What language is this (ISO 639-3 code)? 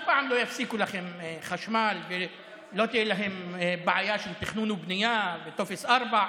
heb